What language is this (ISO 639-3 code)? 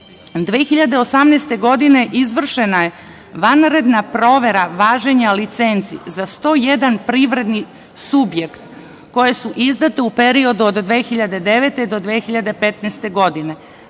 srp